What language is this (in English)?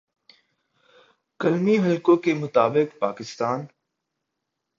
Urdu